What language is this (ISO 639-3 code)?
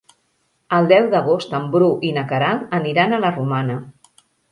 cat